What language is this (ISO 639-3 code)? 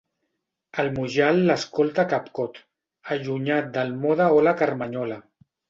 cat